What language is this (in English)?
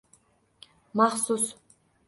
Uzbek